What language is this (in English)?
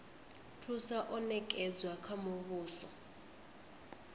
Venda